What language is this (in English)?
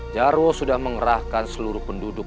Indonesian